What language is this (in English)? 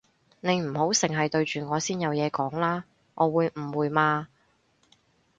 Cantonese